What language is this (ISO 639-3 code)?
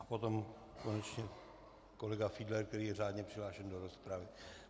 ces